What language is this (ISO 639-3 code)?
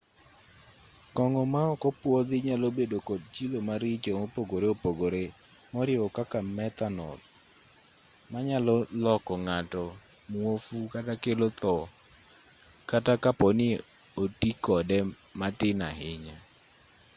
luo